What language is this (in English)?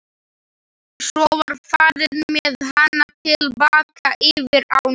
Icelandic